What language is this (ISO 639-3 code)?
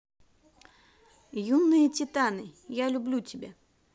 rus